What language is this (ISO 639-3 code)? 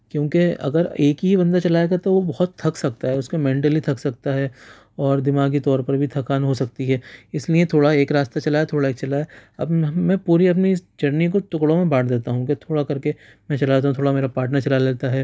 urd